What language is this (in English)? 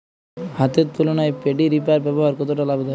Bangla